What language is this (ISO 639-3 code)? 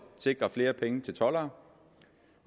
dan